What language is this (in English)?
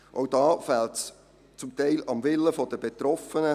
Swiss German